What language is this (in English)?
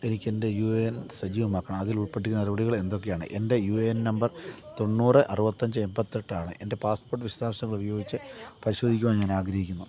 Malayalam